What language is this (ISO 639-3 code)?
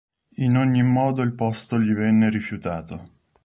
ita